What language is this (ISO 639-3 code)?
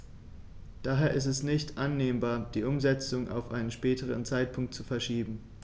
deu